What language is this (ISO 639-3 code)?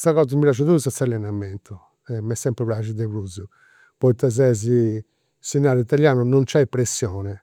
sro